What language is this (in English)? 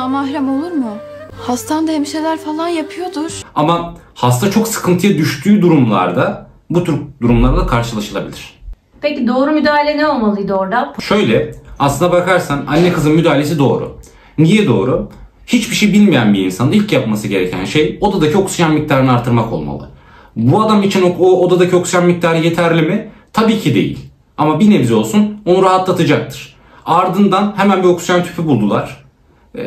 Turkish